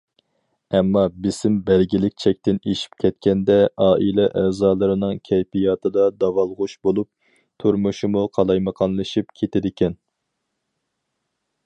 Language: Uyghur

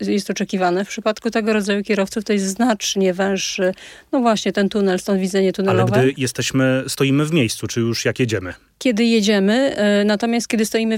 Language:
Polish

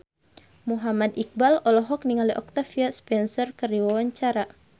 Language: Sundanese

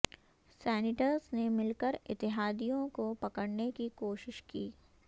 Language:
Urdu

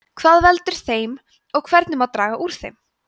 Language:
Icelandic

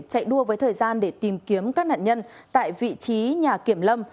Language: Vietnamese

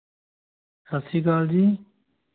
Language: Punjabi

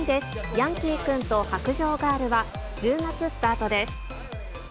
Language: Japanese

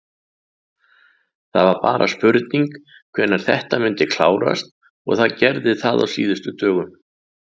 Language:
Icelandic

